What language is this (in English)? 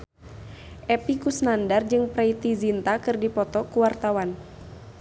Sundanese